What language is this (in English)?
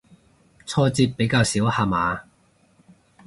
Cantonese